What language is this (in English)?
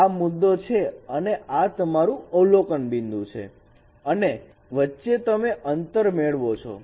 Gujarati